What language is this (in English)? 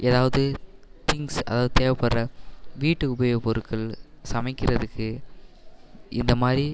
Tamil